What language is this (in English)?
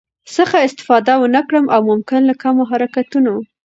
Pashto